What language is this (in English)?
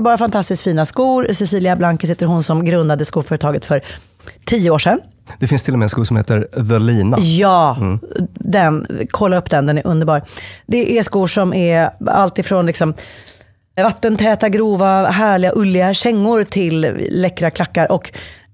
Swedish